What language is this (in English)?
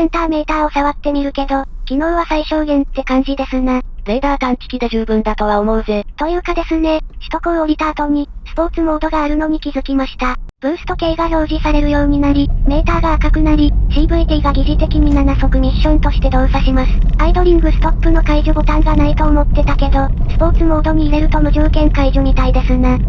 Japanese